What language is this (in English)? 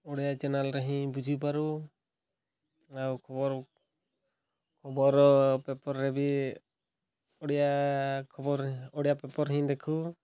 Odia